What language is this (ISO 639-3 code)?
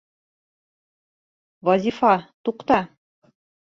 bak